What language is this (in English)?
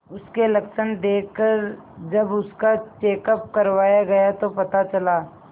Hindi